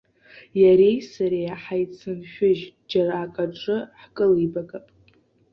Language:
Abkhazian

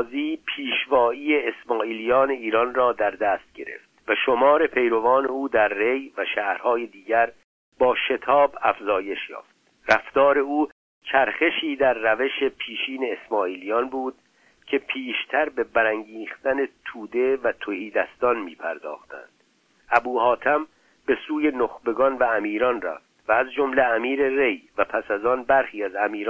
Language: Persian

